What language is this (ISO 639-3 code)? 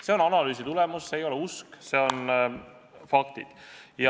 est